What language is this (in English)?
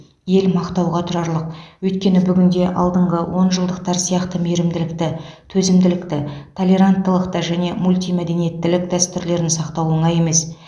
Kazakh